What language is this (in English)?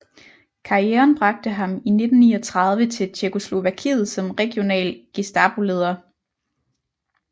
Danish